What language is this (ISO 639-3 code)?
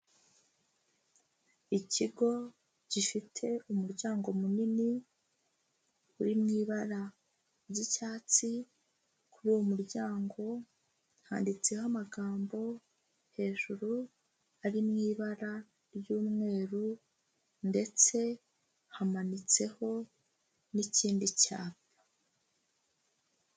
kin